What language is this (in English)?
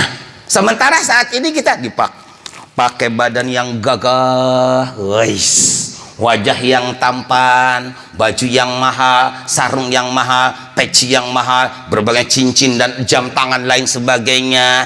Indonesian